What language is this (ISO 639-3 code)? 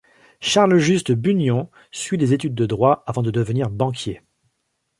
fra